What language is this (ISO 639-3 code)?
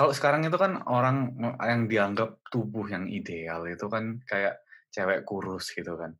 ind